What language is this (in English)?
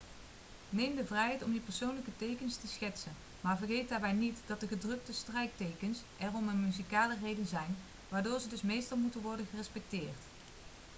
Dutch